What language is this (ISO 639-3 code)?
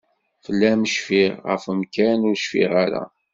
kab